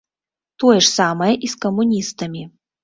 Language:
Belarusian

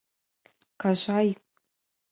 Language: Mari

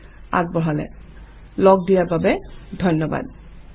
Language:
Assamese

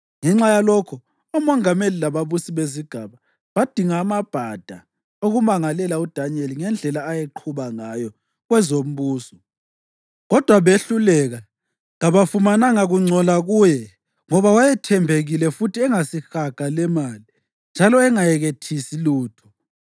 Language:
North Ndebele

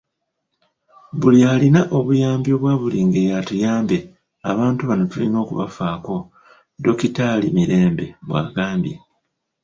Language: Ganda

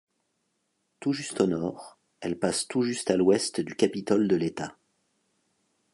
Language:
French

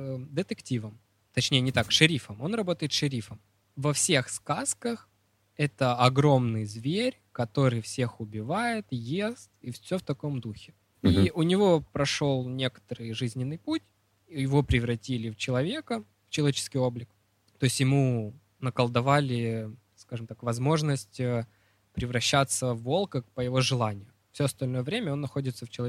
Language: Russian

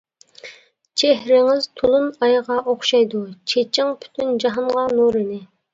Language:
Uyghur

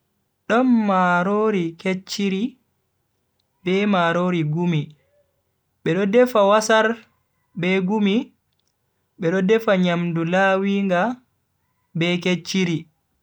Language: Bagirmi Fulfulde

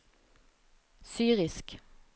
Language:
Norwegian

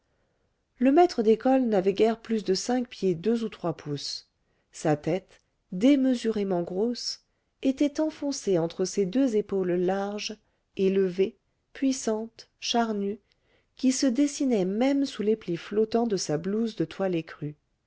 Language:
French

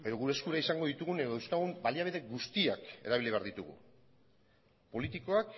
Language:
Basque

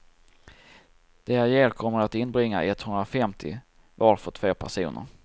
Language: Swedish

